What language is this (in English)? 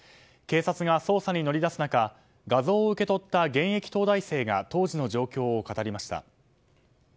Japanese